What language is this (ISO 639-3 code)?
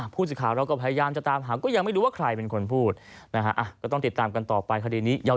tha